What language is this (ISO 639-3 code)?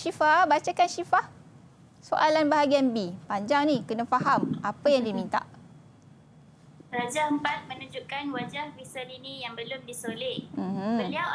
msa